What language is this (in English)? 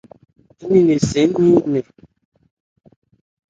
Ebrié